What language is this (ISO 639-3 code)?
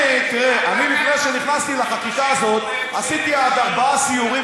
heb